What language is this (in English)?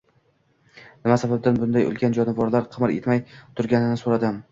Uzbek